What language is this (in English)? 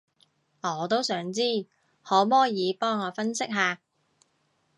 Cantonese